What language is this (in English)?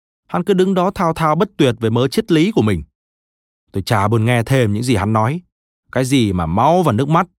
Vietnamese